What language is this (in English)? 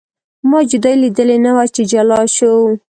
Pashto